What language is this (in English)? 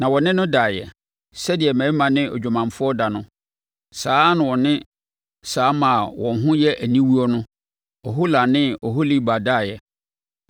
Akan